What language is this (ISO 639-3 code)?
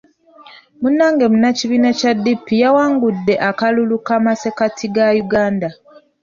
lug